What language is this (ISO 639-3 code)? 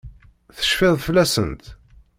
kab